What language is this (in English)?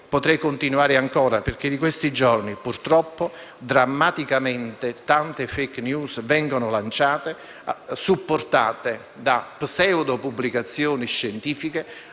Italian